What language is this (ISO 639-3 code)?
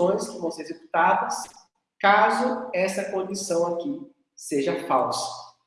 por